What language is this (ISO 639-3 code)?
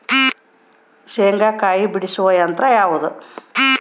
kan